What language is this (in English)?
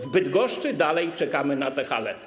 Polish